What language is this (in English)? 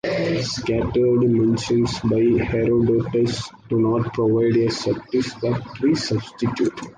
English